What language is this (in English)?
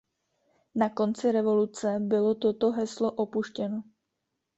Czech